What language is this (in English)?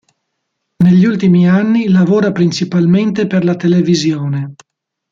Italian